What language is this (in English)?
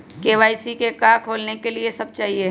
Magahi